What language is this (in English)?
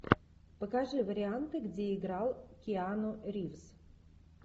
Russian